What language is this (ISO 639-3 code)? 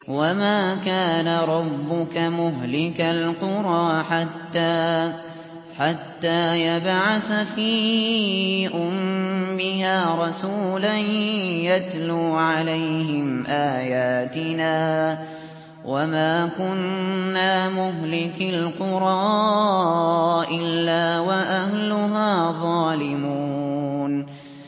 ara